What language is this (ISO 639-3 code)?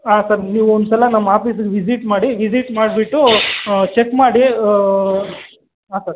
kan